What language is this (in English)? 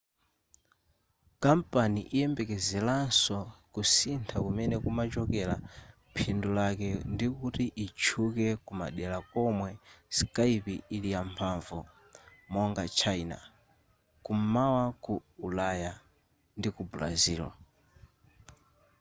Nyanja